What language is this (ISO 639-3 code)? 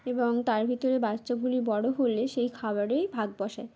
ben